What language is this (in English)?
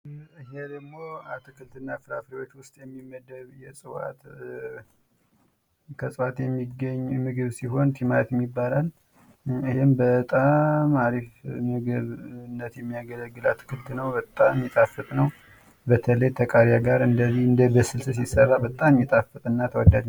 Amharic